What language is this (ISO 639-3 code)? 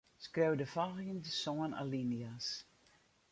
fry